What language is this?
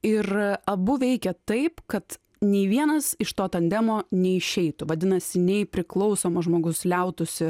Lithuanian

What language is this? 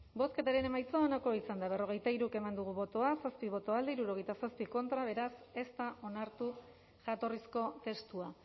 Basque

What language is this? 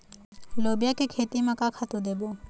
Chhattisgarhi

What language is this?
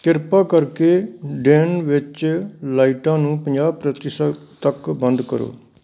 Punjabi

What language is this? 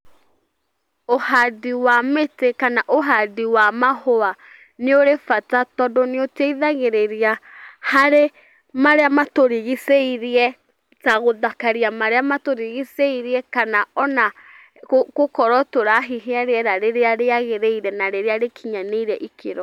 Kikuyu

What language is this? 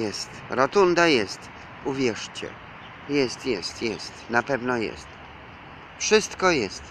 Polish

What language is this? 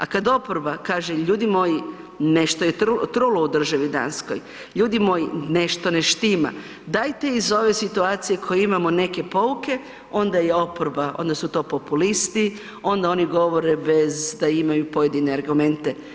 Croatian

